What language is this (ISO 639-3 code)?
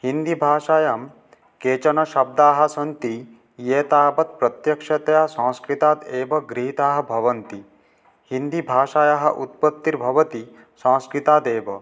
san